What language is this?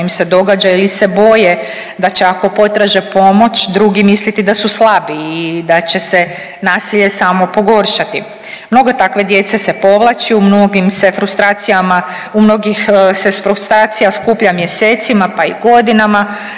Croatian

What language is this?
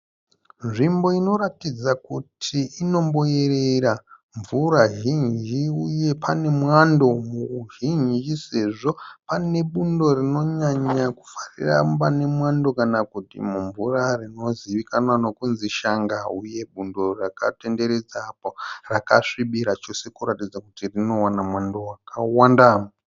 Shona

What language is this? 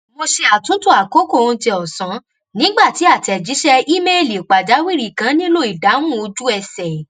Yoruba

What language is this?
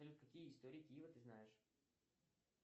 Russian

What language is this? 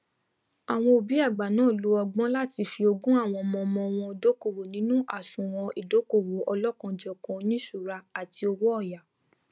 Yoruba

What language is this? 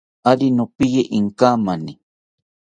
South Ucayali Ashéninka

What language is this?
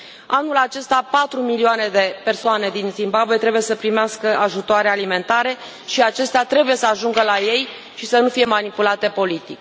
Romanian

